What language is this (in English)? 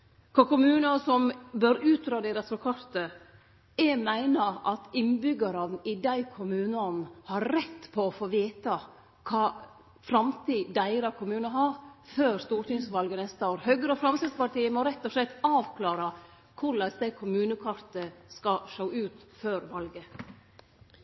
Norwegian Nynorsk